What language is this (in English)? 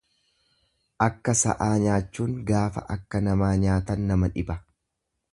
Oromo